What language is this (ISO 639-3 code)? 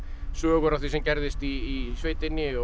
isl